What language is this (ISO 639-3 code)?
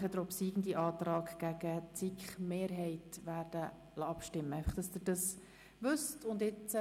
gsw